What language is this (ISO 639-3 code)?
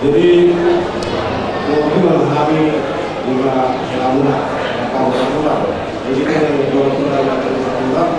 abk